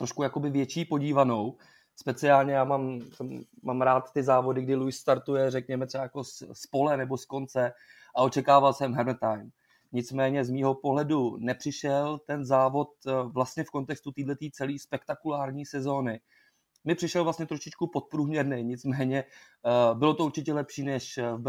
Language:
Czech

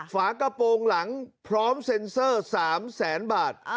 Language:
Thai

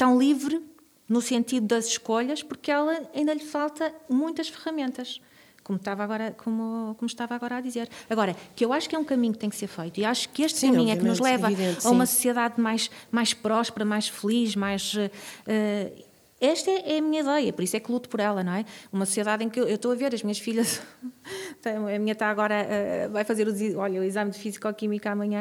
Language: Portuguese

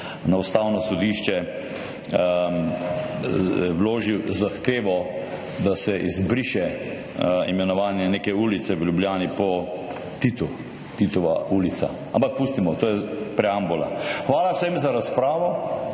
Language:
Slovenian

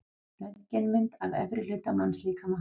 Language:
Icelandic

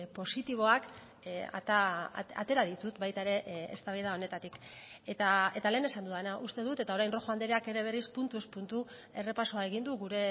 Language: Basque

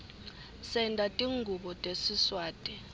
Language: Swati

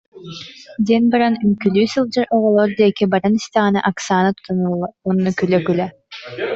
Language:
Yakut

